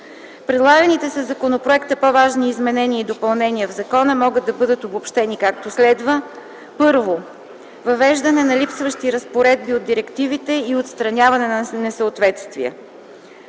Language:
Bulgarian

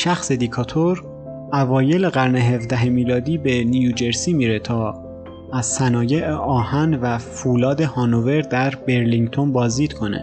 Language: Persian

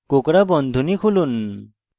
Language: Bangla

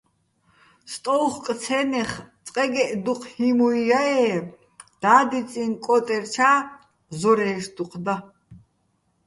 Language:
Bats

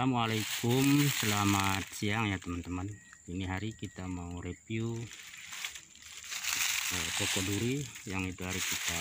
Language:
Indonesian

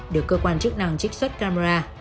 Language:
Vietnamese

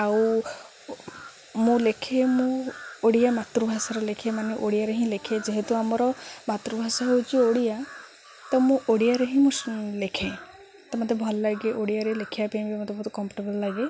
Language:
Odia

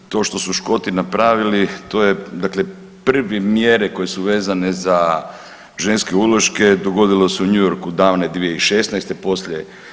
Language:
Croatian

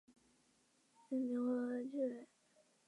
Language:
Chinese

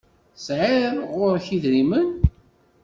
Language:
Kabyle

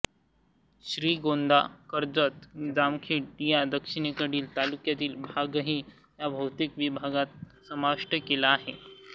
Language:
Marathi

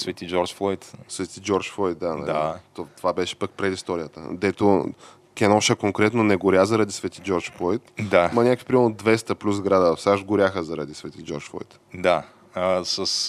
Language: Bulgarian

